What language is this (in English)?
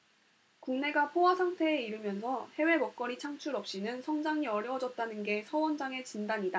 Korean